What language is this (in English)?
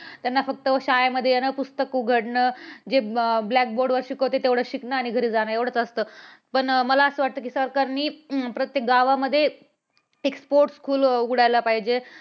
Marathi